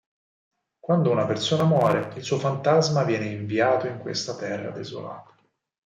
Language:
Italian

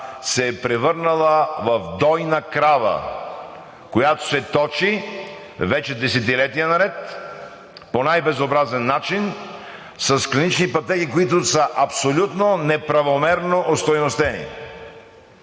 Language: Bulgarian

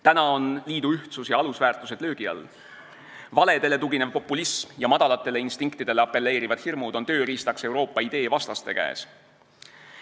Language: Estonian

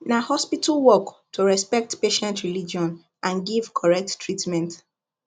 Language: Nigerian Pidgin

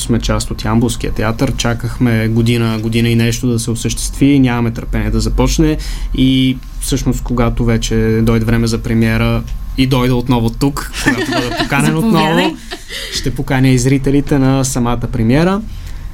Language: Bulgarian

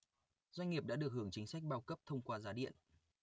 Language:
Vietnamese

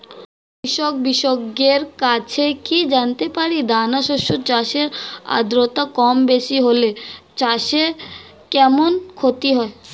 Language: Bangla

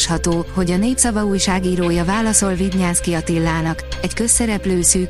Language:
Hungarian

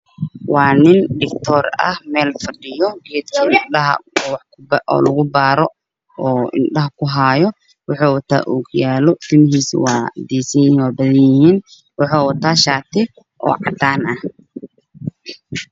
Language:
Somali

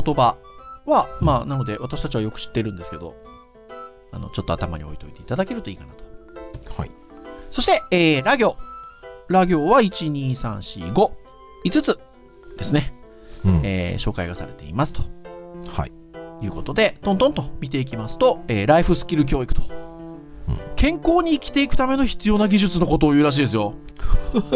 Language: Japanese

